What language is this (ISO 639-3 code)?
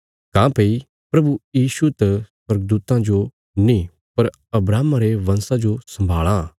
kfs